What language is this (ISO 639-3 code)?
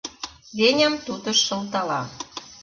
chm